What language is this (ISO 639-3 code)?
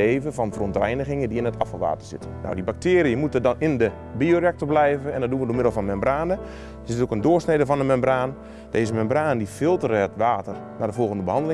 nld